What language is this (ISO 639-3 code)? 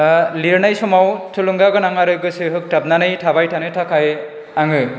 brx